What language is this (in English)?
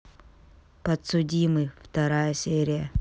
Russian